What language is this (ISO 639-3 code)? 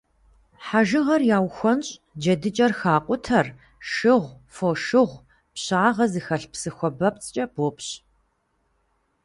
kbd